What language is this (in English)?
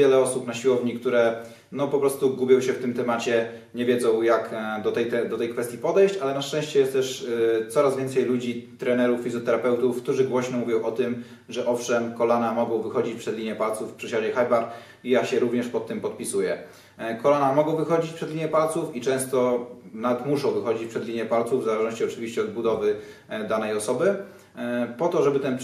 Polish